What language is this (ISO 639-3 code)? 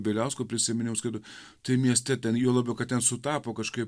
lit